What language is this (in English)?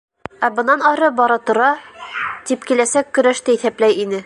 Bashkir